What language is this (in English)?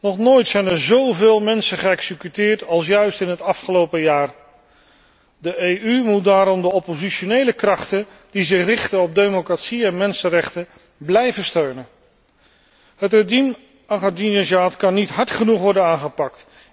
Dutch